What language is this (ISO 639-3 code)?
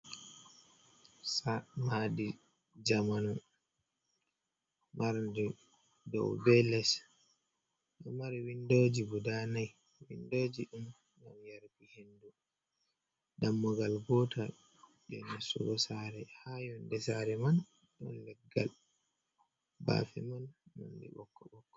ful